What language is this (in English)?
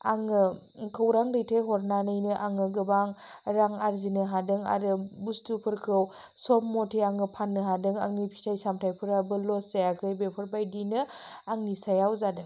Bodo